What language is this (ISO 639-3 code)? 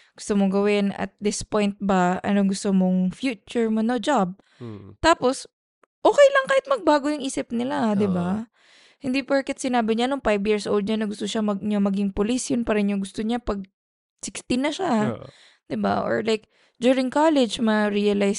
fil